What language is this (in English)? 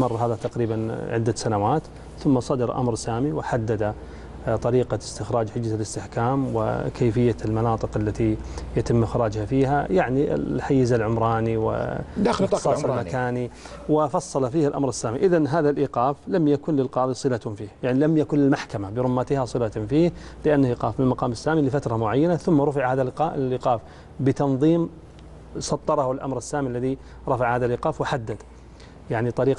Arabic